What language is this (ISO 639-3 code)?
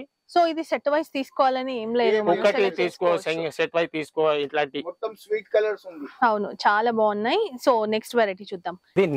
tel